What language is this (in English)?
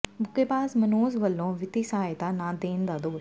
Punjabi